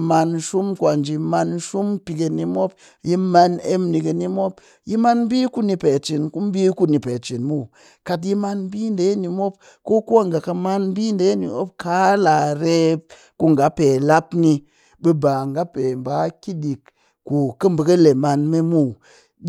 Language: Cakfem-Mushere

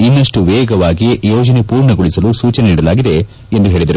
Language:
Kannada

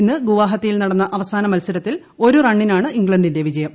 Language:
Malayalam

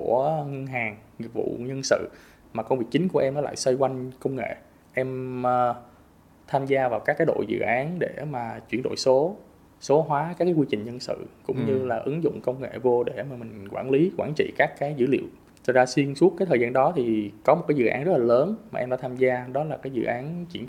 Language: Vietnamese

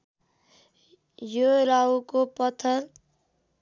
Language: Nepali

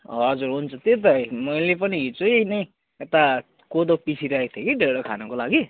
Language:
Nepali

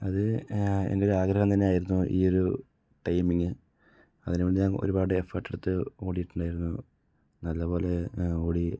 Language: Malayalam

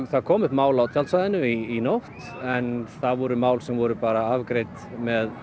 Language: Icelandic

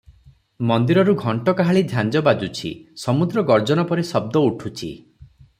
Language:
Odia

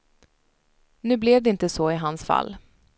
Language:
Swedish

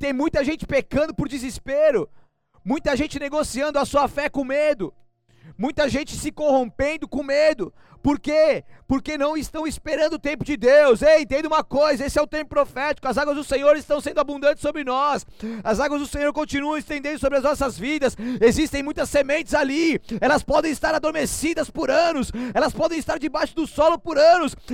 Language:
Portuguese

